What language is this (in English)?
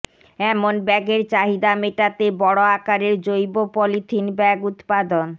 Bangla